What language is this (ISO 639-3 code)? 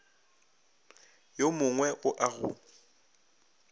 nso